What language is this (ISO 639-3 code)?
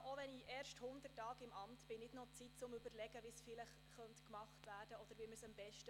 gsw